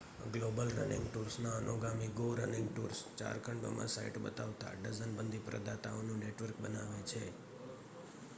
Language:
Gujarati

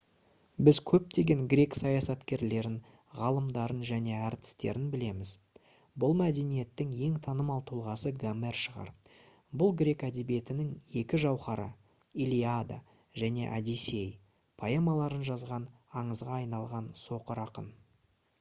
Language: Kazakh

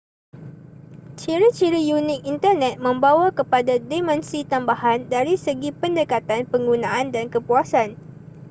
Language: Malay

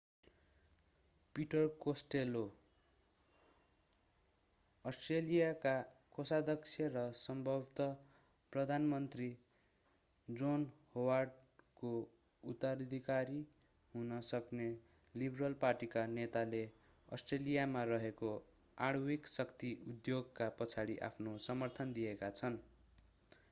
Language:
Nepali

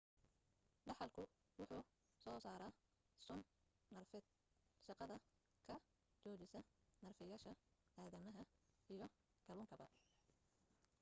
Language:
Somali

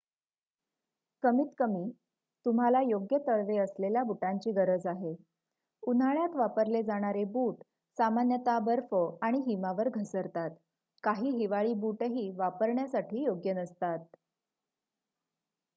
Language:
Marathi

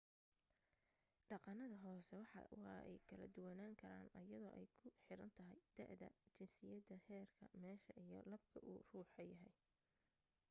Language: Somali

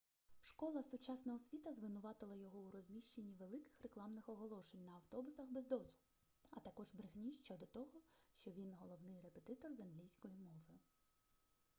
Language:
Ukrainian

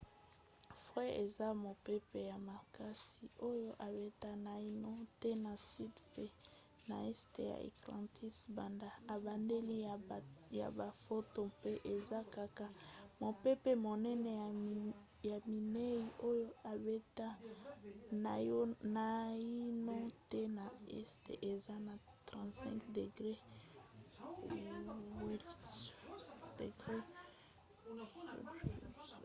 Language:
Lingala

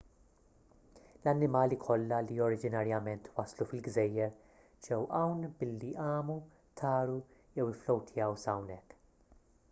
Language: Maltese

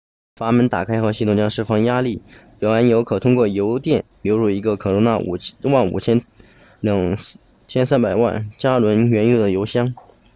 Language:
Chinese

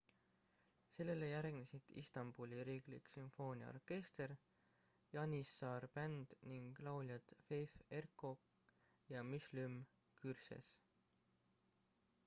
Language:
Estonian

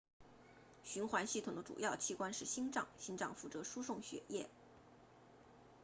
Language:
Chinese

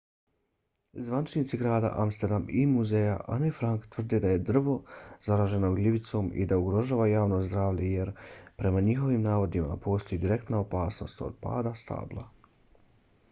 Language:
Bosnian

